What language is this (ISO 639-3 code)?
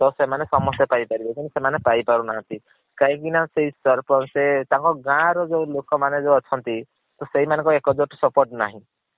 ori